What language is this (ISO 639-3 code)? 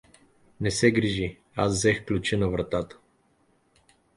bul